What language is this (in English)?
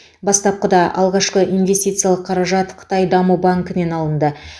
Kazakh